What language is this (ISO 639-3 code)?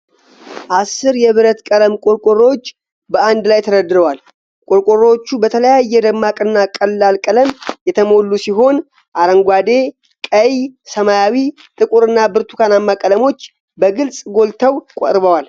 amh